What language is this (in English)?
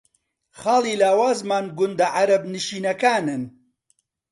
Central Kurdish